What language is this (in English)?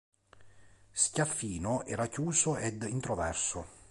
Italian